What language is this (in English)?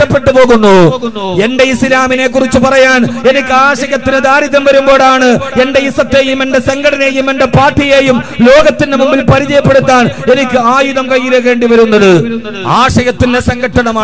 Arabic